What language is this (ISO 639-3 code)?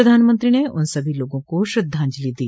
hin